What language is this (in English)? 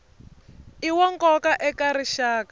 Tsonga